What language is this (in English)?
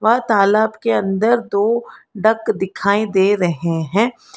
Hindi